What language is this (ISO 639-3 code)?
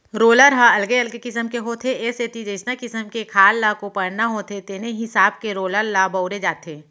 hne